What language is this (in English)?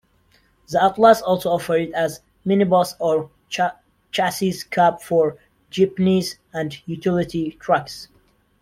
English